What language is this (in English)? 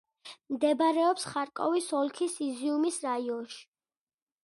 Georgian